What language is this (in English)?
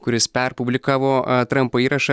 Lithuanian